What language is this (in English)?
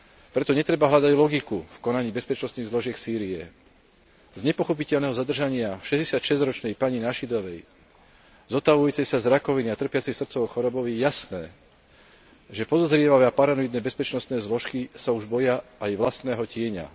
Slovak